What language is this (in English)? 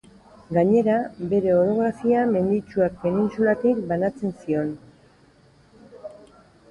Basque